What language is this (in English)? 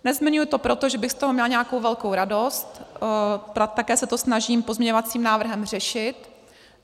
Czech